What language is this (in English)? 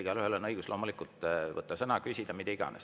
Estonian